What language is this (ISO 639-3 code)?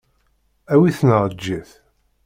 kab